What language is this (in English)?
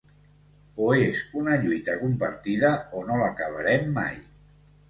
Catalan